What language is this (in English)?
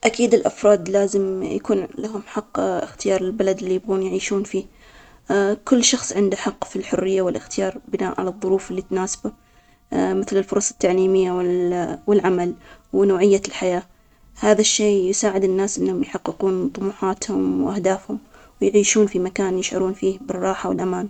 Omani Arabic